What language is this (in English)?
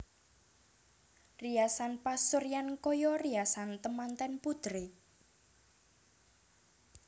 Javanese